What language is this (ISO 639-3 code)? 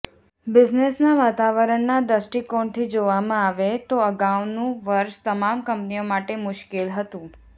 guj